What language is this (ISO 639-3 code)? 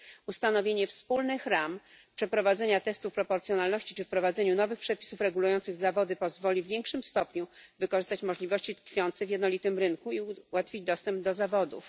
pol